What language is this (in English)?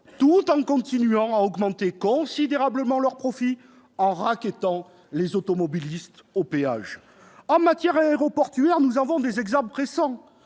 French